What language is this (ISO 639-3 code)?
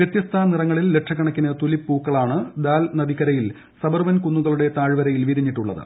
mal